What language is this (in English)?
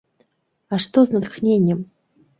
Belarusian